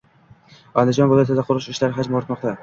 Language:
Uzbek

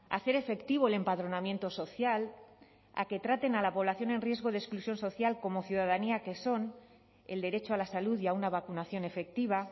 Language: Spanish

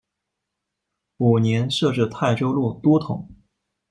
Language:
Chinese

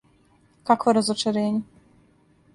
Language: Serbian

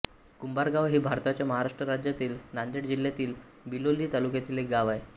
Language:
Marathi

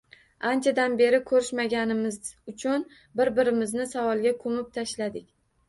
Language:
Uzbek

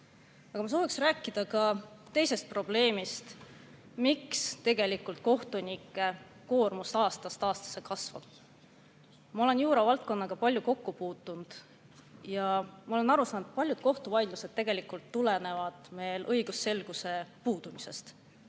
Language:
Estonian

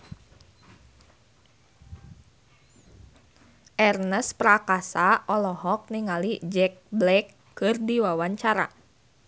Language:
Sundanese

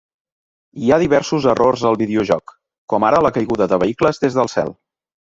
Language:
Catalan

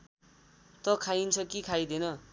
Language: Nepali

